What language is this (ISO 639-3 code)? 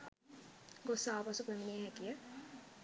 sin